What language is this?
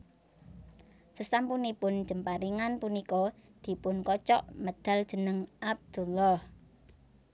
Javanese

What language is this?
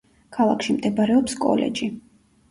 Georgian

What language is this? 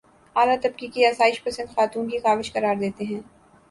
Urdu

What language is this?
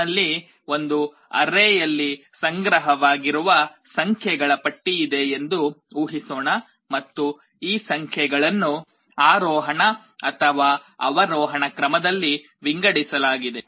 Kannada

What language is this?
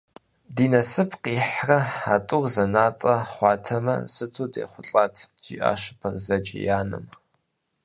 Kabardian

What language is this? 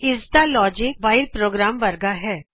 Punjabi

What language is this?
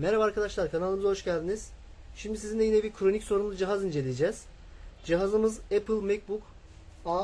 Turkish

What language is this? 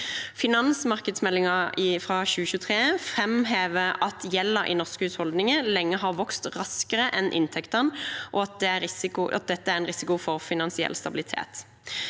Norwegian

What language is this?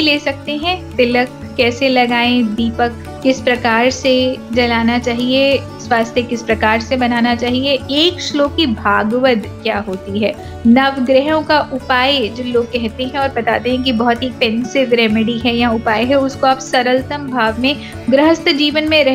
Hindi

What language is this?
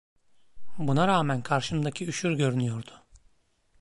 Turkish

